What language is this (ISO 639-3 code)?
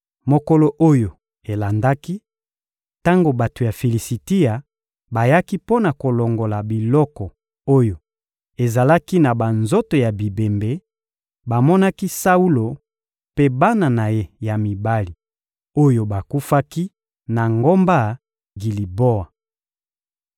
lin